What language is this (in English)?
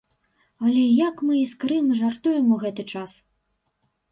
Belarusian